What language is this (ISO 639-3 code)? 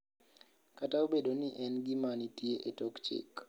luo